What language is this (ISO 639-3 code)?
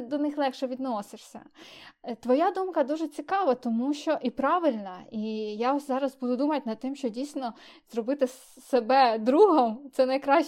ukr